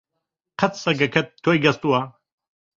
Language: Central Kurdish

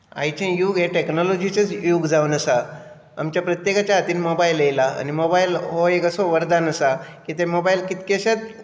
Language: Konkani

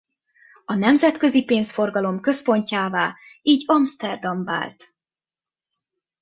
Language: Hungarian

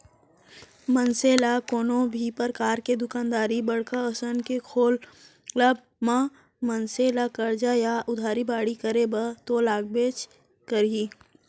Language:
Chhattisgarhi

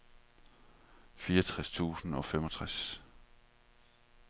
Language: Danish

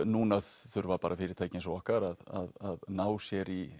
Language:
Icelandic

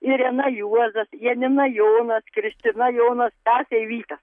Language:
Lithuanian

